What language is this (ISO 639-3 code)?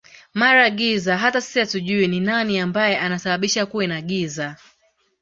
swa